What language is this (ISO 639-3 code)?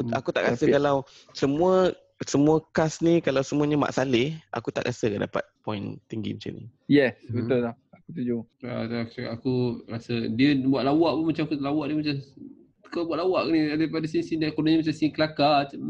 msa